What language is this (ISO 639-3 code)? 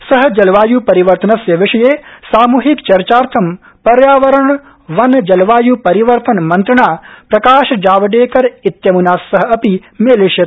san